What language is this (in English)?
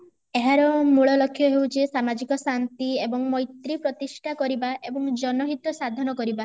Odia